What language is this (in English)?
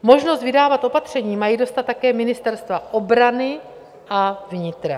Czech